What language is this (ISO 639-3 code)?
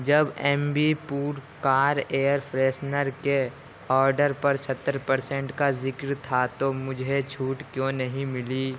urd